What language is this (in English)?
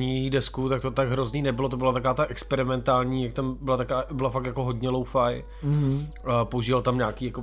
Czech